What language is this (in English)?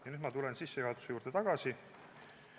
Estonian